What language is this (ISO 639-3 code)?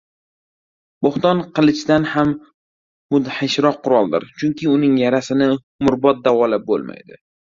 uzb